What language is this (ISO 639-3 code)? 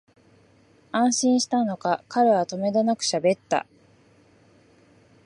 jpn